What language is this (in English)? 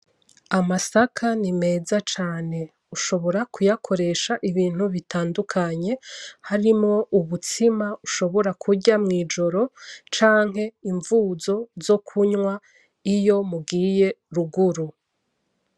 Rundi